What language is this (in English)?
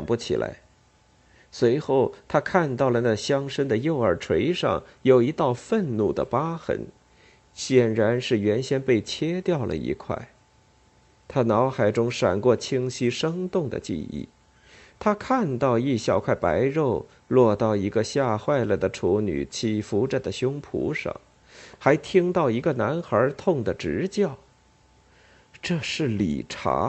Chinese